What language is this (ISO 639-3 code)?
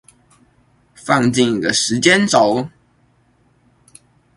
zho